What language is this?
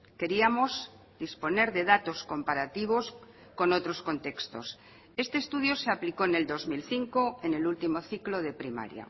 Spanish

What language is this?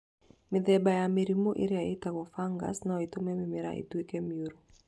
Kikuyu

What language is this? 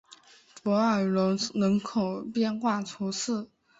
Chinese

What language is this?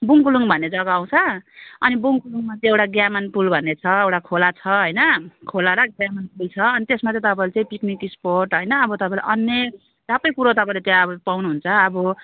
Nepali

